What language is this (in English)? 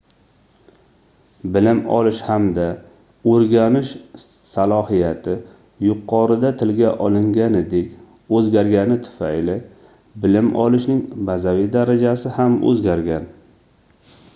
Uzbek